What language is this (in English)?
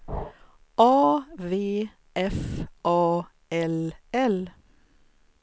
Swedish